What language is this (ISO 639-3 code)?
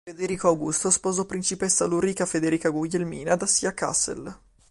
ita